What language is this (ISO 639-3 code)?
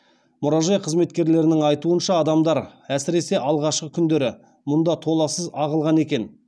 kaz